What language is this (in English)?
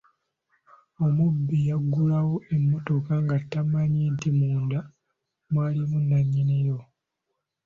Ganda